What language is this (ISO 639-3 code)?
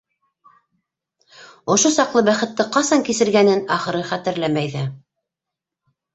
bak